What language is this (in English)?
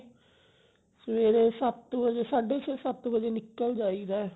Punjabi